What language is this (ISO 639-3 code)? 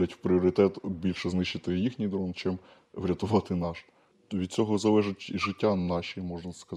ukr